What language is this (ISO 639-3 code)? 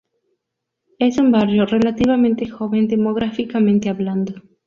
spa